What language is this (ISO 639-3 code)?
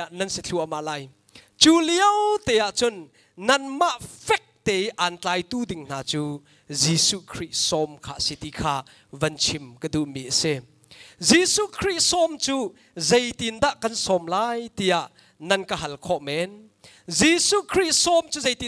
tha